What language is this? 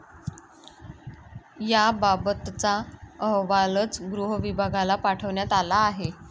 Marathi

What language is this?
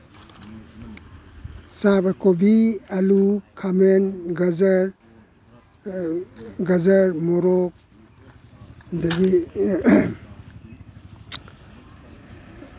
Manipuri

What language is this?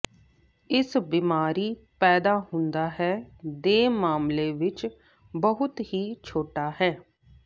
Punjabi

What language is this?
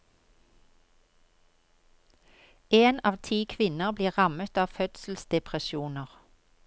Norwegian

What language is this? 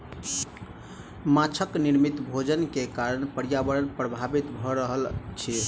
Maithili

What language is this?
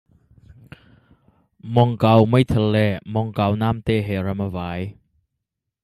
Hakha Chin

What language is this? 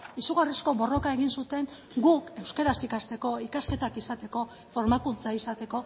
Basque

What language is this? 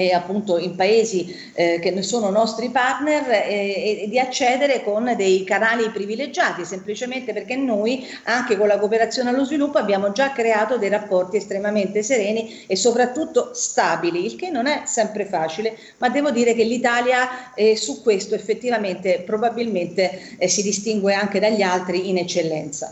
Italian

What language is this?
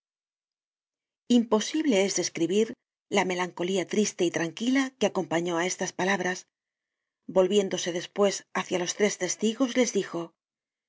Spanish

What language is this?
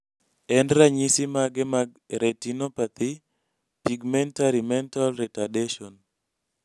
Luo (Kenya and Tanzania)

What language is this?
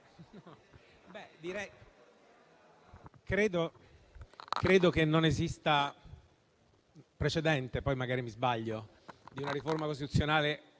Italian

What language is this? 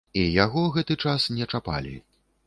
Belarusian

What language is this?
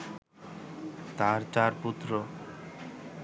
Bangla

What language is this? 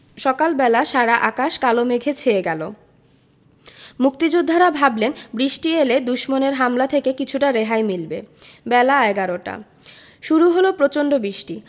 Bangla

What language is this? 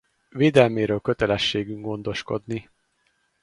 Hungarian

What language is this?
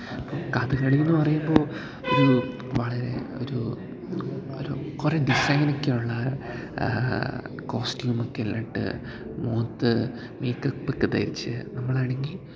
Malayalam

